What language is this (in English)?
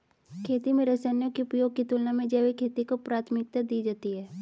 Hindi